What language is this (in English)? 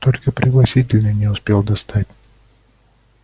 Russian